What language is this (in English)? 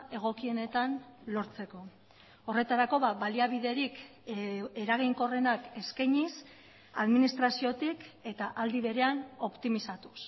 Basque